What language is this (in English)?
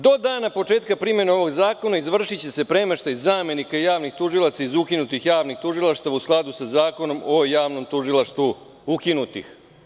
Serbian